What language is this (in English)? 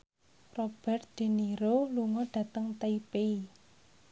Javanese